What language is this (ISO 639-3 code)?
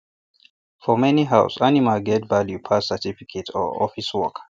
pcm